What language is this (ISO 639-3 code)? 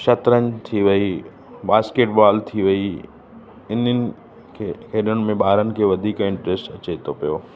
snd